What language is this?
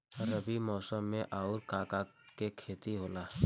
Bhojpuri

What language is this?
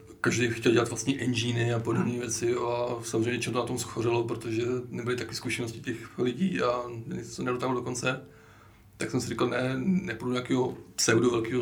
Czech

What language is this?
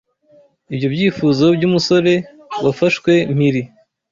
Kinyarwanda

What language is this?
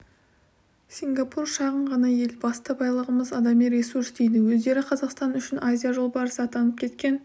Kazakh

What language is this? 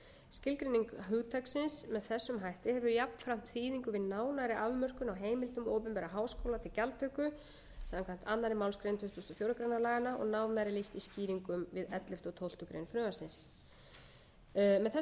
Icelandic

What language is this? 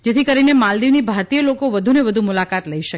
Gujarati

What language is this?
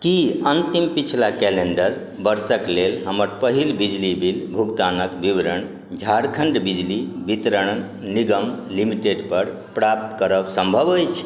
Maithili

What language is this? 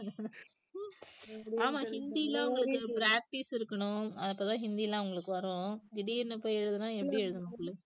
Tamil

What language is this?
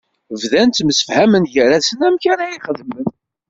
Kabyle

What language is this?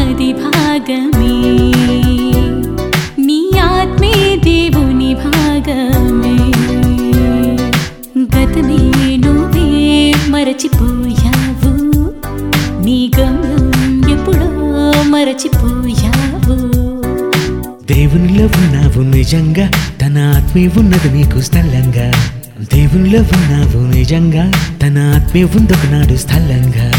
Telugu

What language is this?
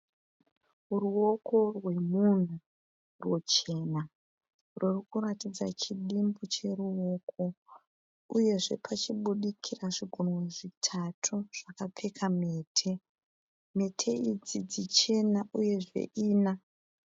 Shona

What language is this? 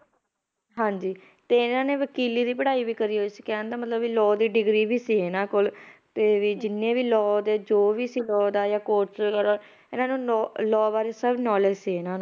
Punjabi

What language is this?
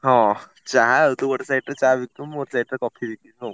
Odia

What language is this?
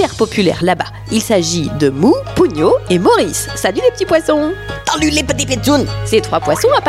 French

